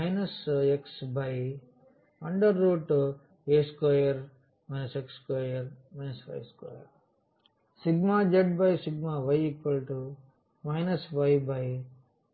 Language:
Telugu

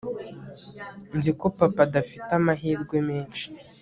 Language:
Kinyarwanda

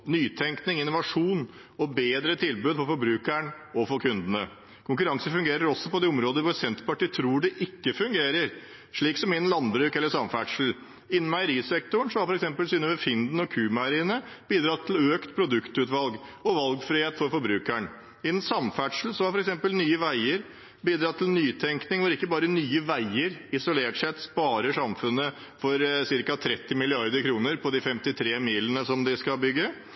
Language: Norwegian Bokmål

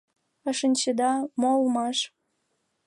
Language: Mari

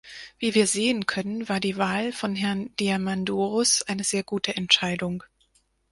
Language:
German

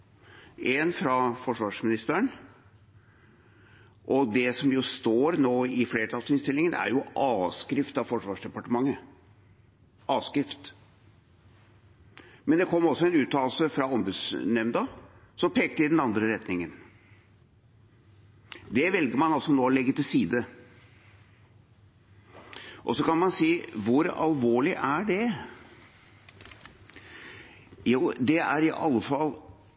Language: Norwegian Bokmål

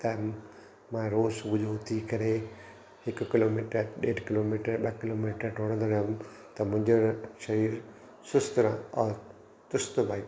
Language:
Sindhi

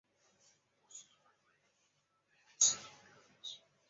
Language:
Chinese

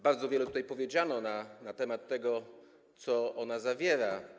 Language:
Polish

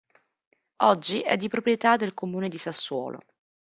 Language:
Italian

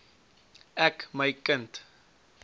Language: Afrikaans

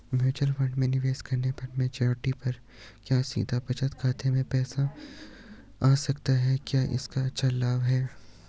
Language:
Hindi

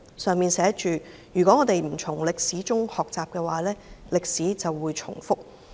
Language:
Cantonese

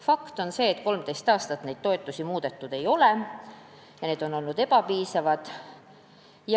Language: Estonian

